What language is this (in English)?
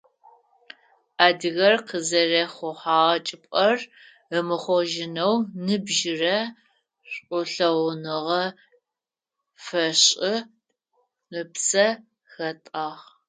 Adyghe